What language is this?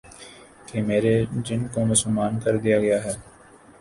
Urdu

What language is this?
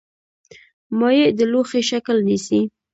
Pashto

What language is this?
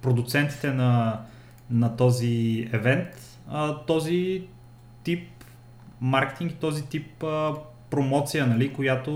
Bulgarian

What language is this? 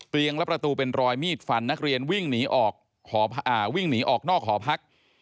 Thai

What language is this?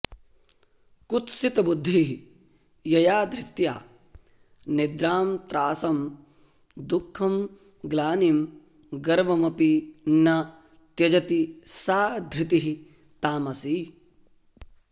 Sanskrit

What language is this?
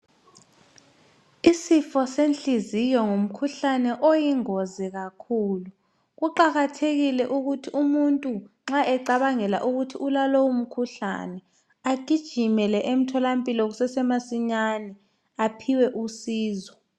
North Ndebele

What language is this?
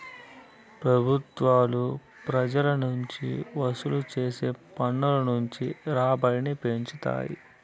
Telugu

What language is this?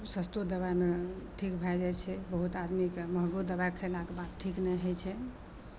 Maithili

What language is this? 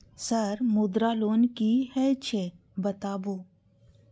Maithili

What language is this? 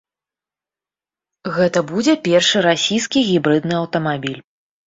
Belarusian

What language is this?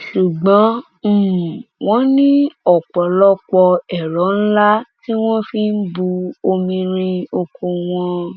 Yoruba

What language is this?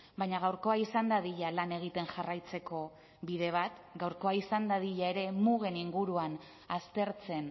Basque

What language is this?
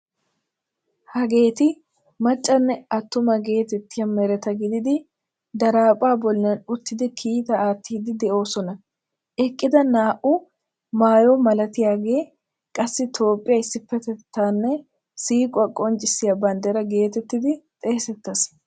Wolaytta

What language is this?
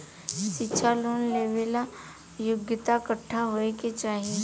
Bhojpuri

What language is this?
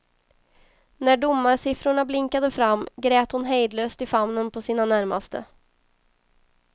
Swedish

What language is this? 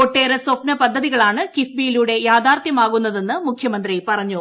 Malayalam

